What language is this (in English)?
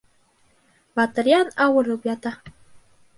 Bashkir